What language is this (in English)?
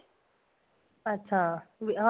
Punjabi